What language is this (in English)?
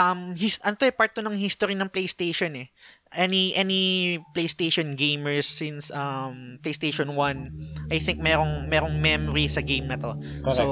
Filipino